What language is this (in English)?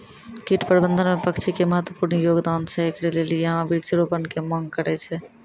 Maithili